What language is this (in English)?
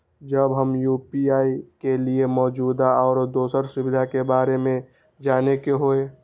Maithili